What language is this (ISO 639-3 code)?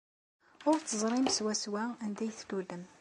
kab